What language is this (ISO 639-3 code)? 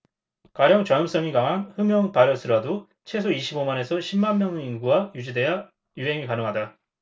kor